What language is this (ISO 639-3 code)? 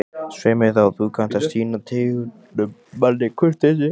isl